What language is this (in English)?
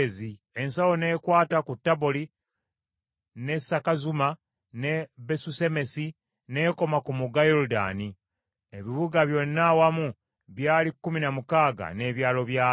Ganda